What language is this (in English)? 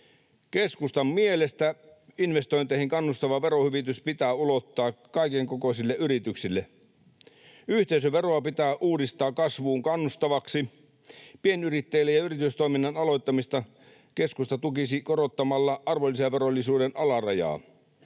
Finnish